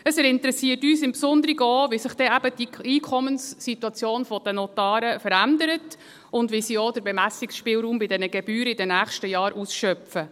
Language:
Swiss German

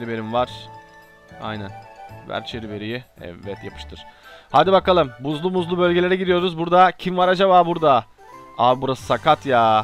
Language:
Turkish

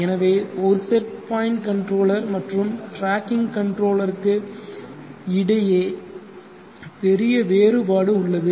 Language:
Tamil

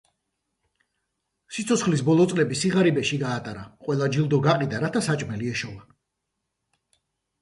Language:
Georgian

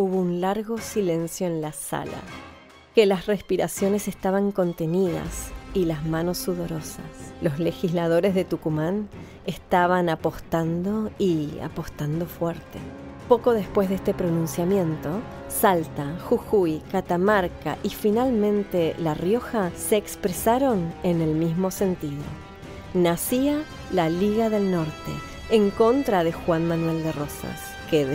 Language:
Spanish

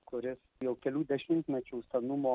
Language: Lithuanian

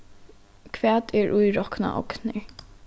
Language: Faroese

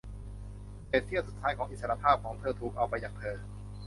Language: Thai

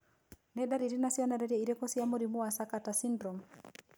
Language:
Kikuyu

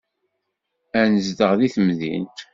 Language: Kabyle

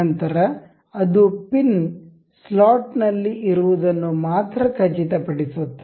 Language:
Kannada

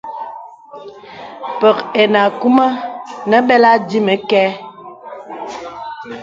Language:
Bebele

